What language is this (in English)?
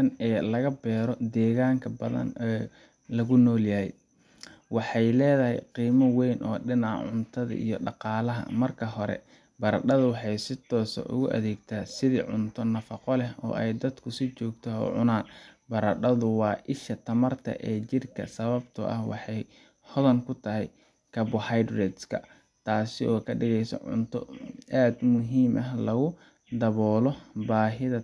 Somali